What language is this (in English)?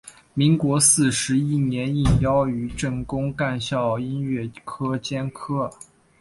Chinese